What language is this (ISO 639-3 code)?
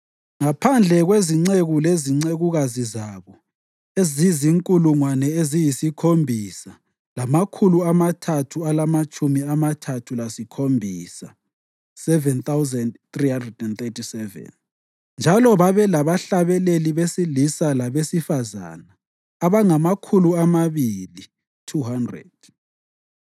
nde